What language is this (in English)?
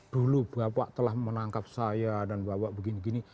Indonesian